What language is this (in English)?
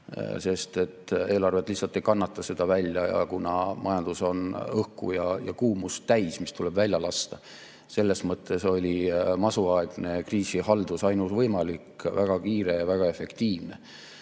Estonian